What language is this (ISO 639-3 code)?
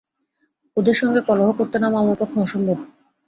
ben